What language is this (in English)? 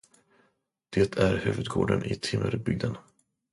Swedish